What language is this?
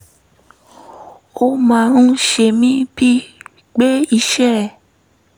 Yoruba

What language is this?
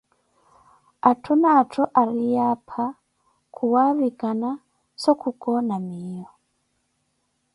Koti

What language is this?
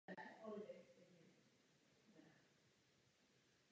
Czech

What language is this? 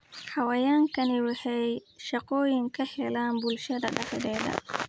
Somali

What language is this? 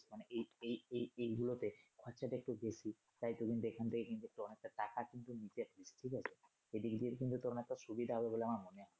Bangla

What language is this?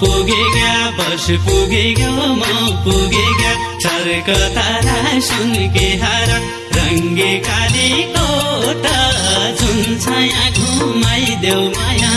Nepali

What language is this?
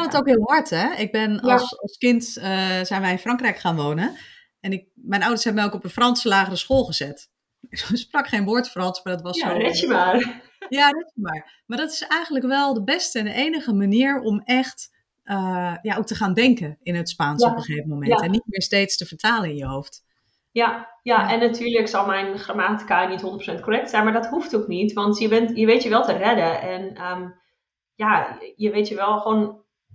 Dutch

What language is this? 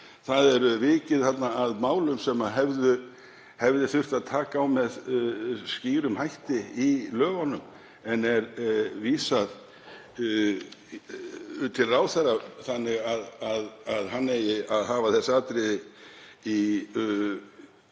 Icelandic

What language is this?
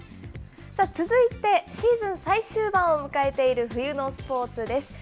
Japanese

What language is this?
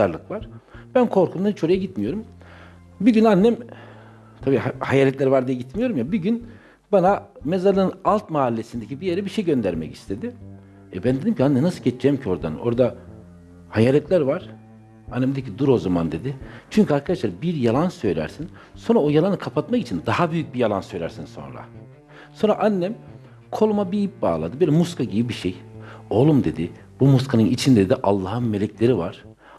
Turkish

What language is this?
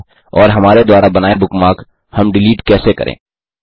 Hindi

